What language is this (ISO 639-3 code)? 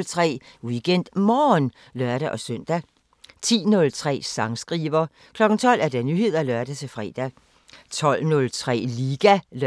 dan